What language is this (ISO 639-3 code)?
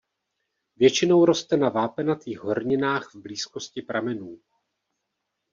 ces